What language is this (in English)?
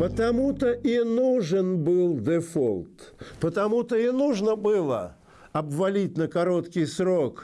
Russian